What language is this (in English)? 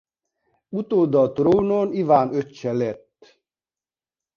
Hungarian